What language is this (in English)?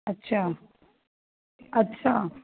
Punjabi